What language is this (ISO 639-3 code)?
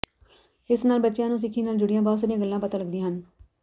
pan